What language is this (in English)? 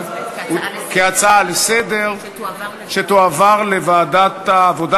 Hebrew